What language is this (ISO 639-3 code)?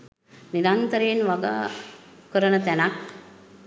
sin